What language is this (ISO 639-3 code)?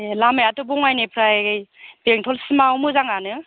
brx